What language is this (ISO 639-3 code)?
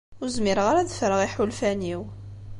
kab